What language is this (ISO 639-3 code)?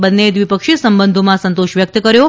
guj